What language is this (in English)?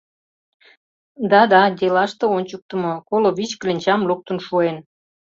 Mari